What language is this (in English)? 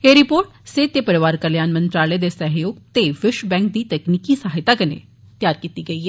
Dogri